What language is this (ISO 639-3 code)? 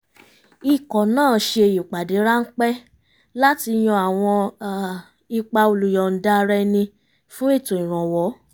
yor